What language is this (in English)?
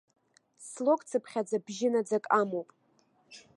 Abkhazian